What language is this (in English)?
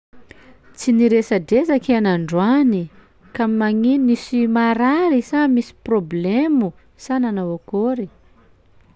Sakalava Malagasy